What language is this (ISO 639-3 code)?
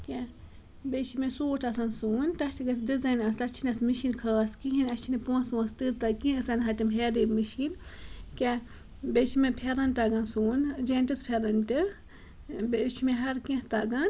kas